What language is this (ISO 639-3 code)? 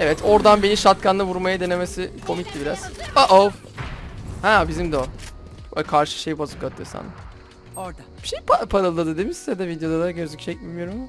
tur